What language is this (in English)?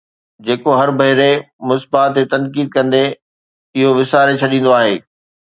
Sindhi